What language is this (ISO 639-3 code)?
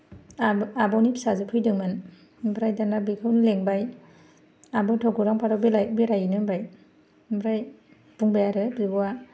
brx